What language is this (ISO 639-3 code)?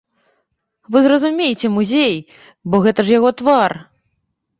bel